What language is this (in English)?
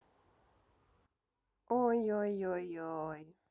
Russian